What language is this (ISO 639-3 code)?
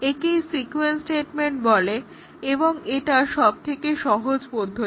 ben